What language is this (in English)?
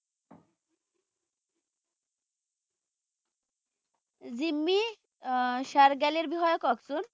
Assamese